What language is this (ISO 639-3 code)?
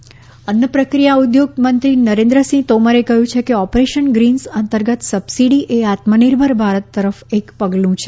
guj